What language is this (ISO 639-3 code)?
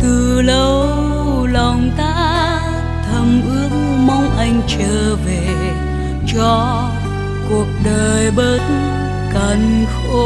vie